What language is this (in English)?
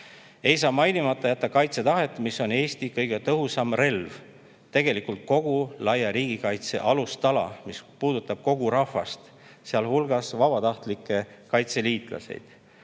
Estonian